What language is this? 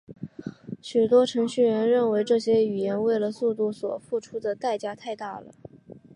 Chinese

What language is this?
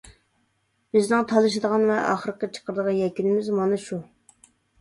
Uyghur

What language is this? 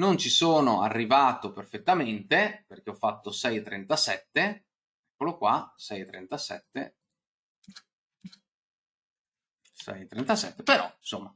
Italian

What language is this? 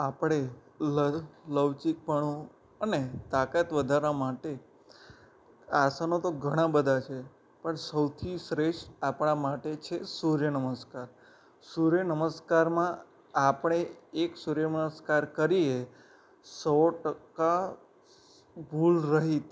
Gujarati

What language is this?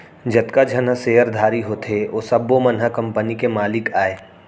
Chhattisgarhi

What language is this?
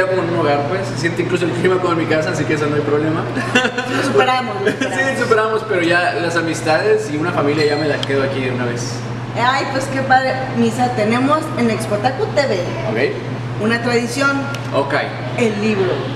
Spanish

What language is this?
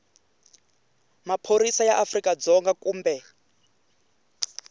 Tsonga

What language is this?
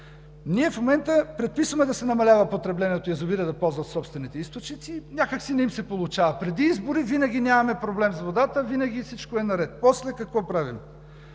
Bulgarian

